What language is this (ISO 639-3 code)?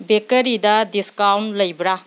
mni